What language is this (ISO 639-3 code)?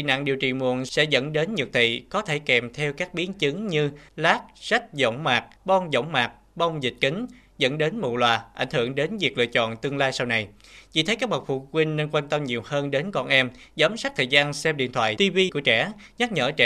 vie